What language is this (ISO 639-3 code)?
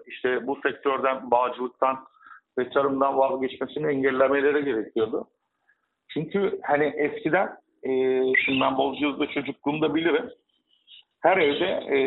tur